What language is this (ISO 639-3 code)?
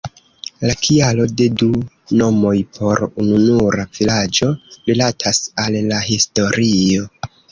epo